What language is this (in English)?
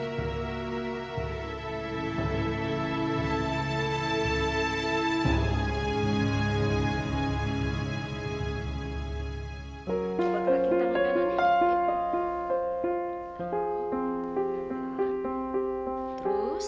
Indonesian